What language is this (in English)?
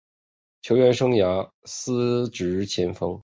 Chinese